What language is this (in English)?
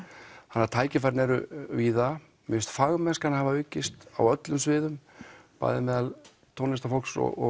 Icelandic